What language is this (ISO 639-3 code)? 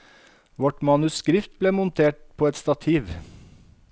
nor